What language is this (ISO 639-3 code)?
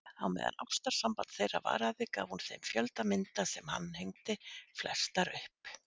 isl